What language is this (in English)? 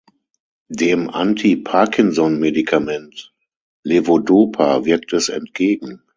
German